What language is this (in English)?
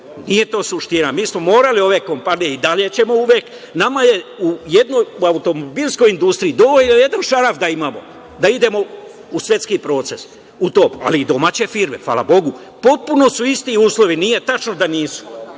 Serbian